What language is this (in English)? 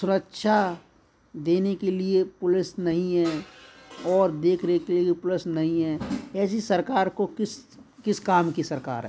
Hindi